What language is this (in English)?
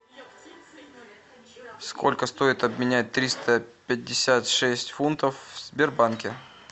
Russian